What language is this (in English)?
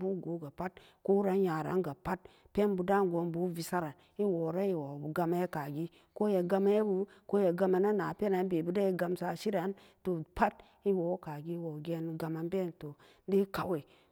Samba Daka